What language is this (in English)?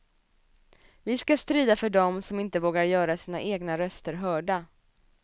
Swedish